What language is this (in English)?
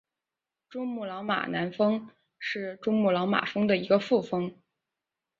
Chinese